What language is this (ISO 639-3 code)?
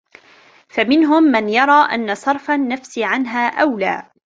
ara